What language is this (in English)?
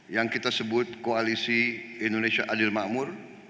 Indonesian